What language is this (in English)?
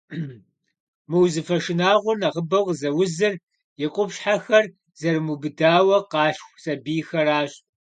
Kabardian